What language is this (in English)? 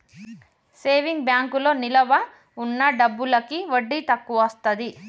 Telugu